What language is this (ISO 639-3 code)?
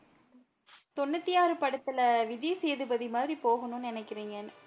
tam